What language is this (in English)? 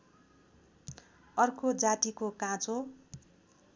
Nepali